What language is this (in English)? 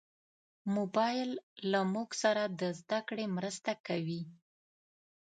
Pashto